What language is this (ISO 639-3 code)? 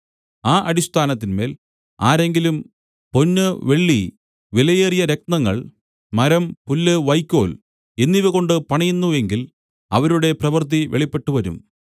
mal